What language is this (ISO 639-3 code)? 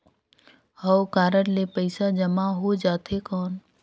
hne